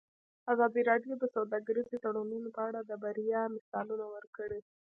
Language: Pashto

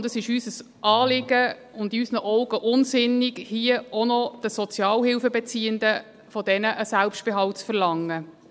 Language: Swiss German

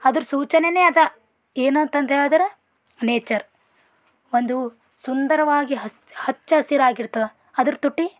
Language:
Kannada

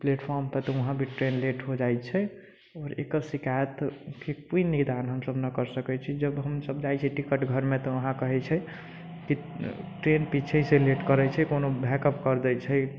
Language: Maithili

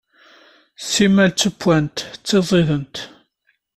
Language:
Kabyle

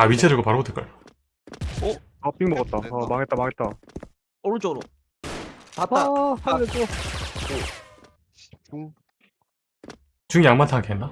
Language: Korean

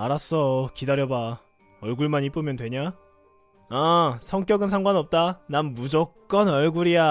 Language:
Korean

